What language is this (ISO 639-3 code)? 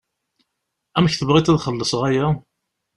kab